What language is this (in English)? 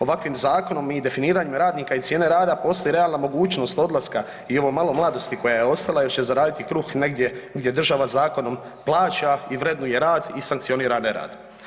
Croatian